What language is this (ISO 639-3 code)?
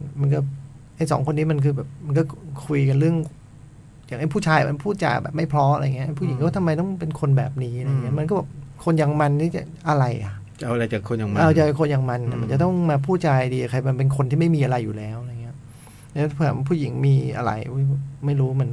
tha